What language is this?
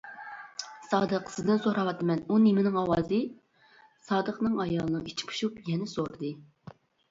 Uyghur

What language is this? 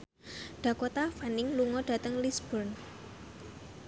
Javanese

